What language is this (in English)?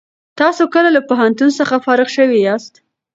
Pashto